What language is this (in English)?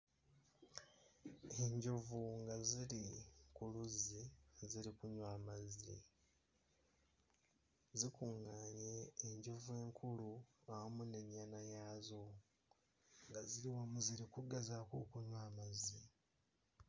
Ganda